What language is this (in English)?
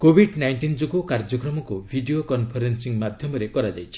Odia